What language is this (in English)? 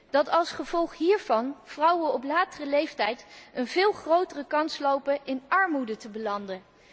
Dutch